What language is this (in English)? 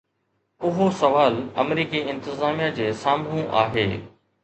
Sindhi